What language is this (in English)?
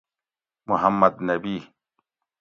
Gawri